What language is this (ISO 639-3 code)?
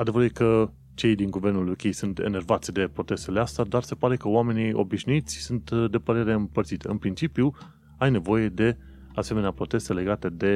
ron